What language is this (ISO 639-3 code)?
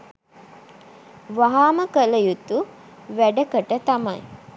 sin